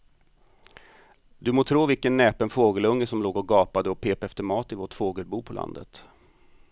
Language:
Swedish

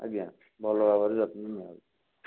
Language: Odia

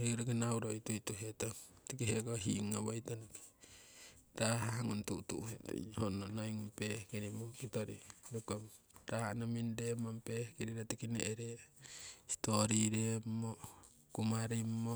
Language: Siwai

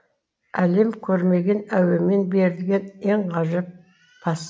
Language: Kazakh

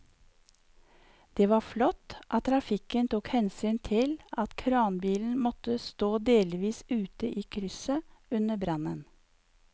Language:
Norwegian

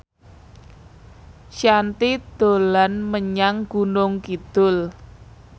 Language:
Javanese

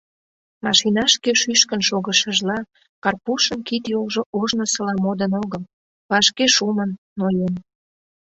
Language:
Mari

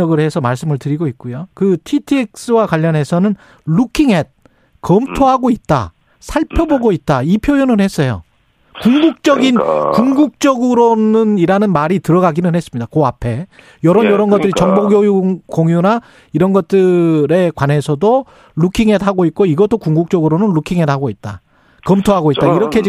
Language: Korean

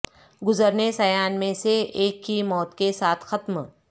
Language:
Urdu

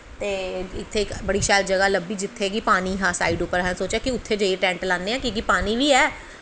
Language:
Dogri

